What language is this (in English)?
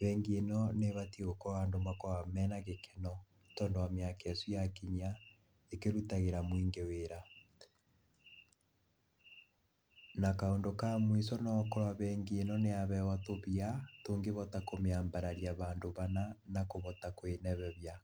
Kikuyu